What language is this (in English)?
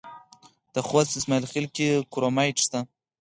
Pashto